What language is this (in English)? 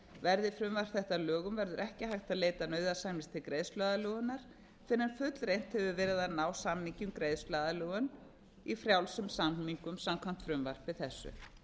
Icelandic